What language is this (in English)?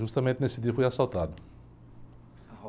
Portuguese